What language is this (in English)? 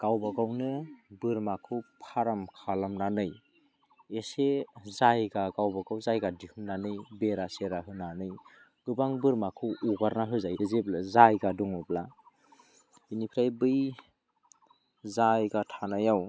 Bodo